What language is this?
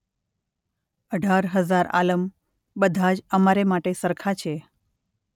Gujarati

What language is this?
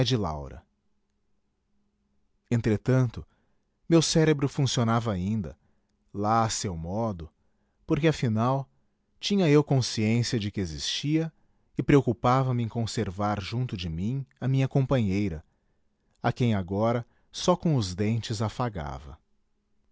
Portuguese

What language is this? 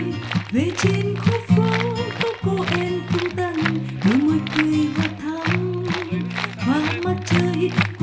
Vietnamese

